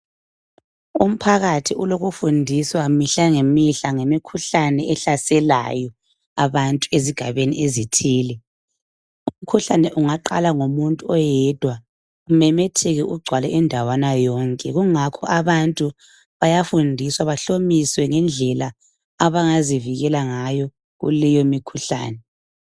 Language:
North Ndebele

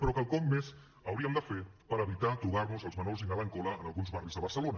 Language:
Catalan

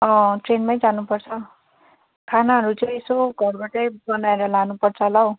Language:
Nepali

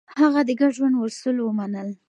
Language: Pashto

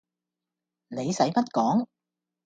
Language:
Cantonese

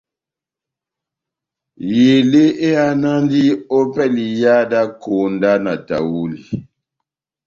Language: Batanga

